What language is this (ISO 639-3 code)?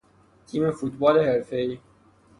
fas